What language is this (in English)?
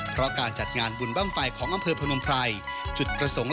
Thai